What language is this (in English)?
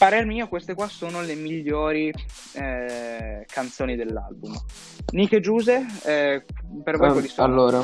Italian